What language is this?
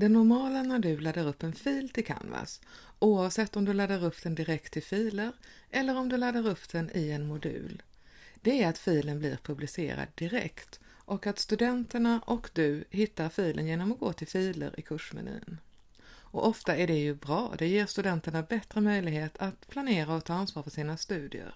Swedish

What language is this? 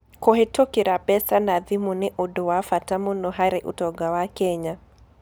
Kikuyu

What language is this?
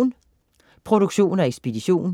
Danish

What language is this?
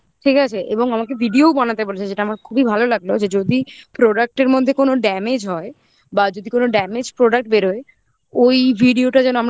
Bangla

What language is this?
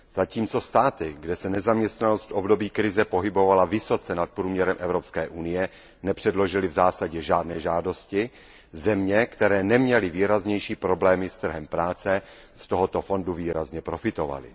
Czech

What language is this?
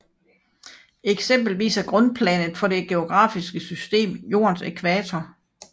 Danish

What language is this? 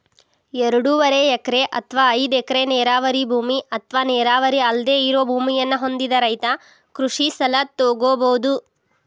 Kannada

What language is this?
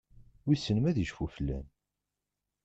Kabyle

